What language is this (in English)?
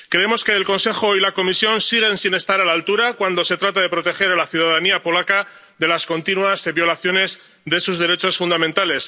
Spanish